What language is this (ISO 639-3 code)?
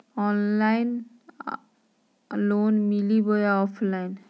mag